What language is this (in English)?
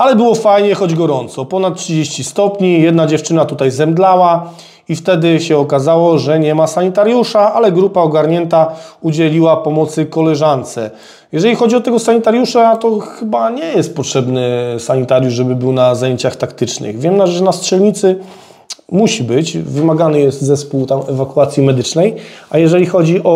Polish